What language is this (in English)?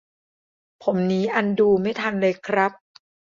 Thai